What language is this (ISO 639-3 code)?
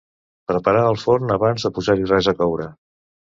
cat